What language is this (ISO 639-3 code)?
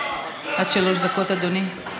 heb